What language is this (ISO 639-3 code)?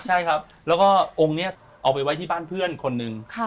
tha